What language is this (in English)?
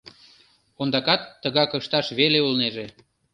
Mari